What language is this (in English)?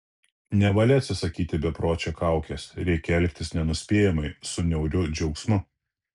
Lithuanian